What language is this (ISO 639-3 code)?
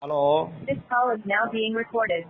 mal